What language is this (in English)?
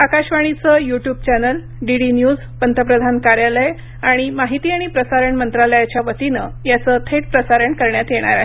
Marathi